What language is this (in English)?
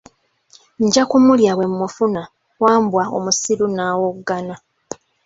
Ganda